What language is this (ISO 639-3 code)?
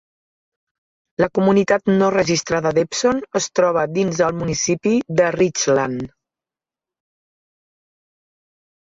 cat